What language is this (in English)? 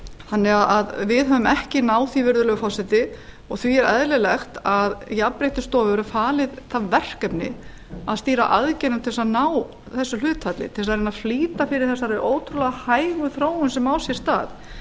Icelandic